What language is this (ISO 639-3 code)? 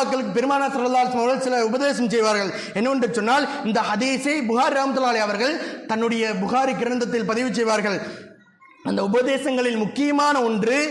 tam